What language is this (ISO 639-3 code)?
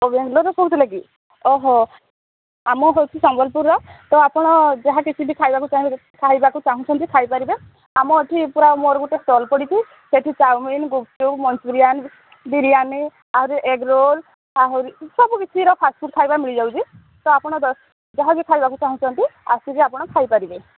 ori